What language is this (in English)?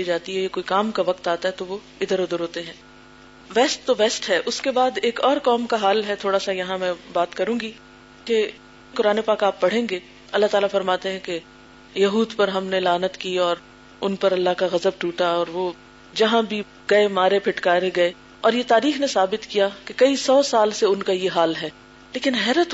Urdu